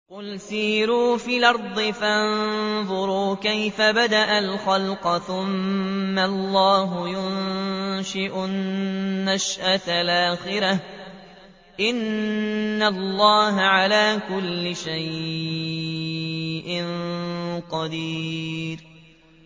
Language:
Arabic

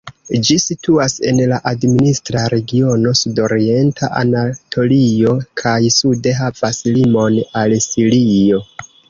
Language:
Esperanto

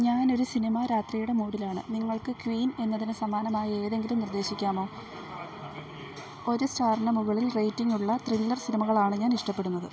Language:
Malayalam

